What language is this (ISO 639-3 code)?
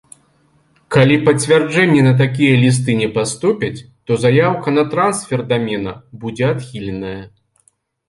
bel